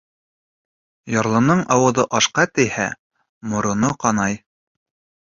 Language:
Bashkir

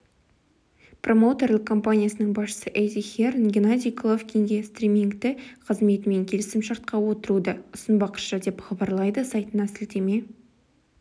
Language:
Kazakh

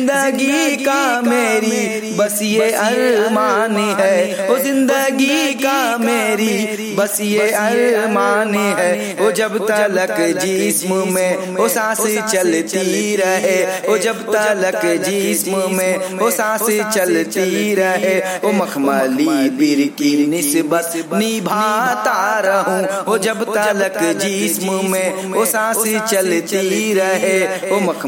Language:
Hindi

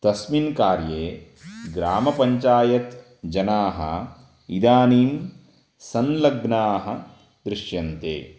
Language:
Sanskrit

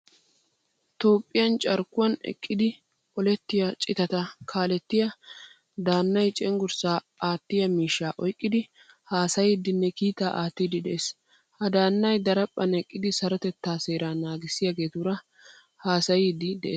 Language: Wolaytta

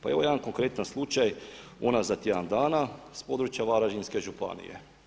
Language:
Croatian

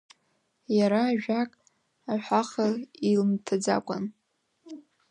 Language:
Abkhazian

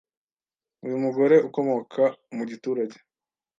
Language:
Kinyarwanda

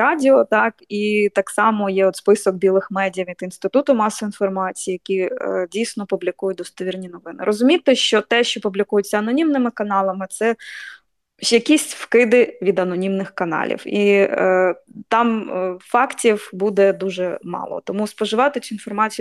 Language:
Ukrainian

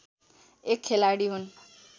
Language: Nepali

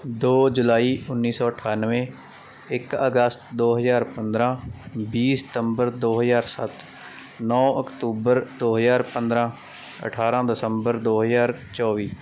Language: Punjabi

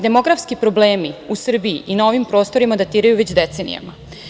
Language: Serbian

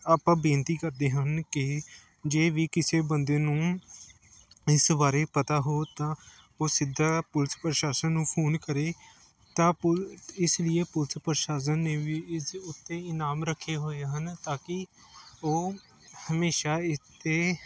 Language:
Punjabi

